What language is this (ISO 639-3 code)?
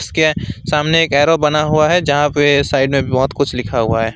hin